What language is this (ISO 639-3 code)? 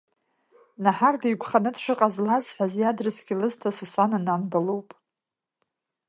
abk